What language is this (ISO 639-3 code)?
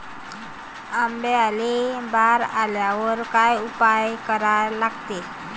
mar